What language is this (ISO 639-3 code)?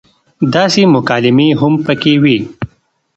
pus